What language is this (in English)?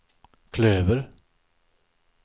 Swedish